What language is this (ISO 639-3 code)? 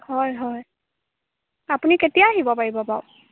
asm